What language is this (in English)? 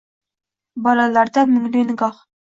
Uzbek